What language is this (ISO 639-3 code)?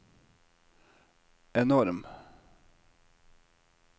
nor